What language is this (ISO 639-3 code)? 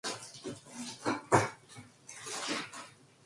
kor